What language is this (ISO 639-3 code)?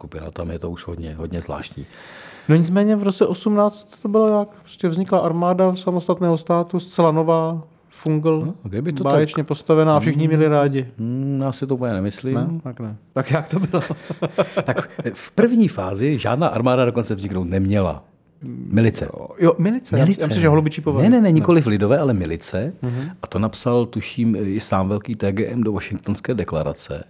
ces